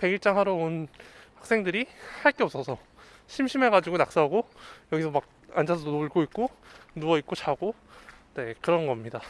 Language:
Korean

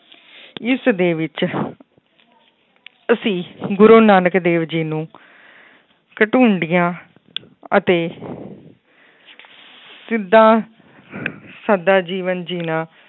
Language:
Punjabi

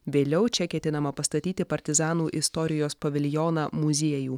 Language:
Lithuanian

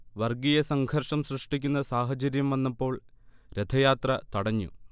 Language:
Malayalam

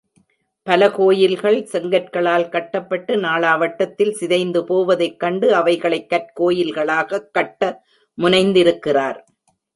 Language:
Tamil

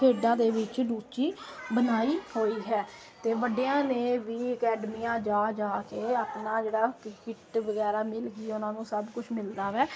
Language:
Punjabi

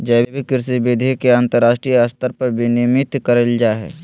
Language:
Magahi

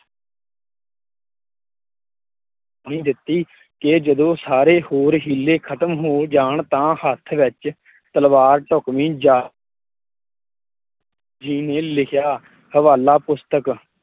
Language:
Punjabi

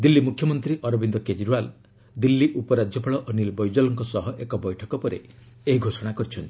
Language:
Odia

